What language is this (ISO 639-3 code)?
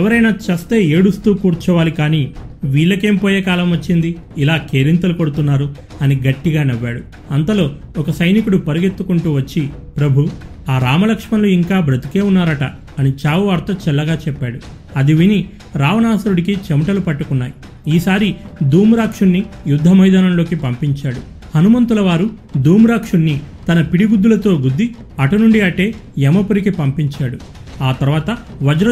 tel